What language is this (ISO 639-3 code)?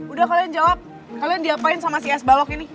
ind